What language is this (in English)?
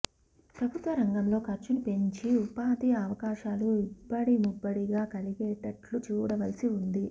Telugu